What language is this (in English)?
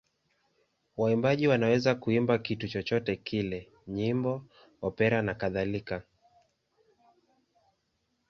Swahili